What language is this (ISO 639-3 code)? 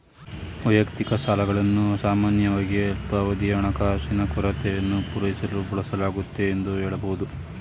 kan